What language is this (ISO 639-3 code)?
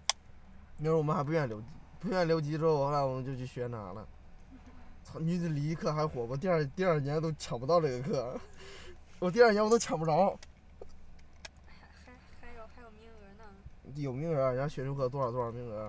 zho